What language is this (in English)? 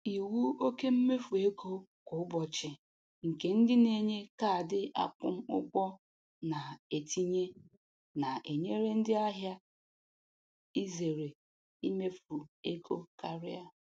Igbo